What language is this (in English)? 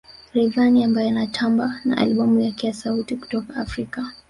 Swahili